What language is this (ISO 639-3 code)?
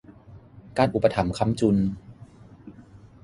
tha